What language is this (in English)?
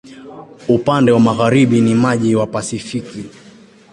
Swahili